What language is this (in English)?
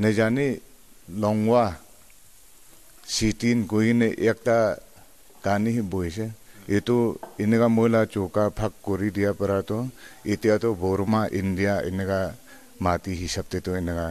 Hindi